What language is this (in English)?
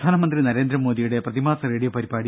Malayalam